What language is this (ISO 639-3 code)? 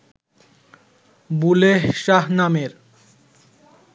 ben